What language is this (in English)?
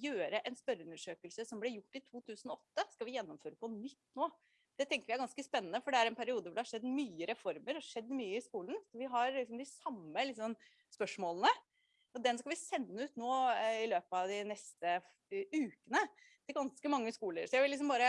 Norwegian